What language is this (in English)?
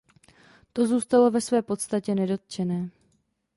Czech